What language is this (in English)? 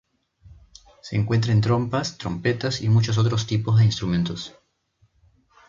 Spanish